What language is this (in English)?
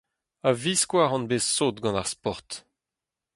Breton